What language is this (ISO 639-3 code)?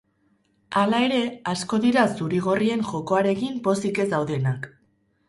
eus